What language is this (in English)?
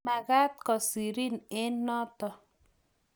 Kalenjin